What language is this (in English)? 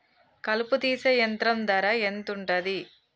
Telugu